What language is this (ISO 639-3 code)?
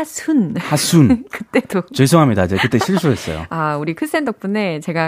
kor